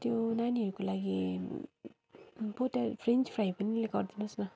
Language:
Nepali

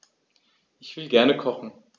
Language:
German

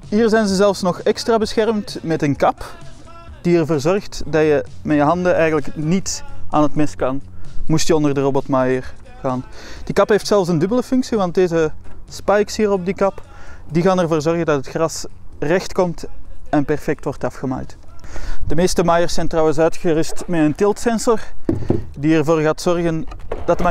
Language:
Dutch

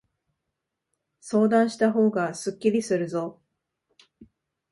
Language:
Japanese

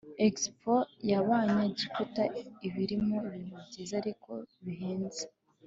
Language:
Kinyarwanda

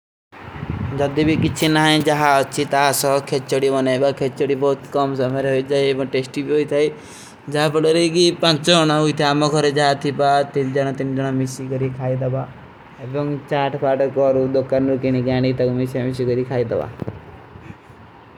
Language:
Kui (India)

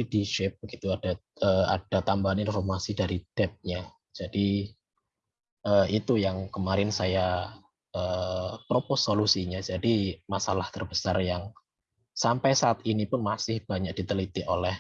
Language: Indonesian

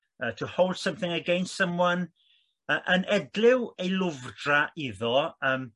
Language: Welsh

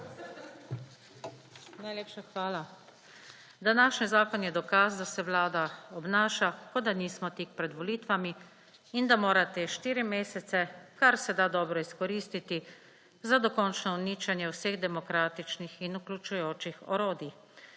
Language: Slovenian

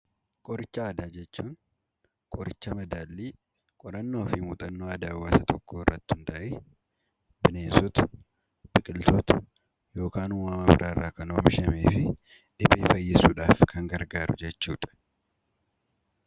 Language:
Oromo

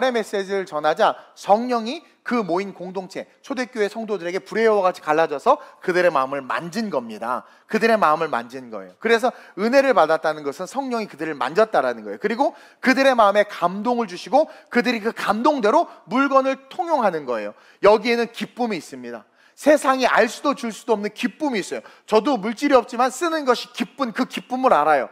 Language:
Korean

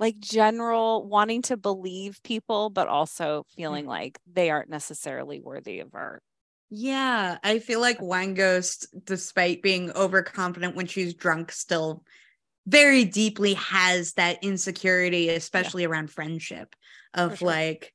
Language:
English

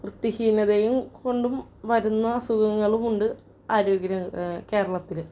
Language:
Malayalam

